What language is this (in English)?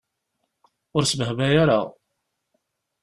Kabyle